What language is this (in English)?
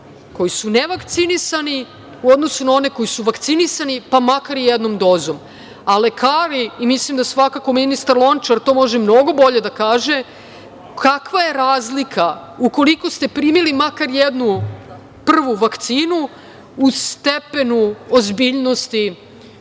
Serbian